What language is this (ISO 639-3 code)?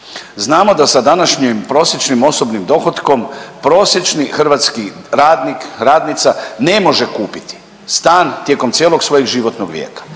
hrv